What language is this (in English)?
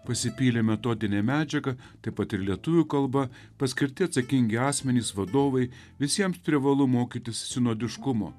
Lithuanian